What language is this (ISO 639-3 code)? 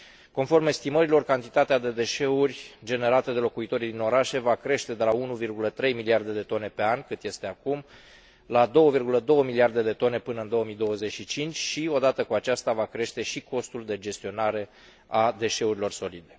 ron